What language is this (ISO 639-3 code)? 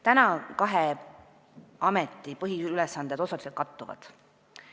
est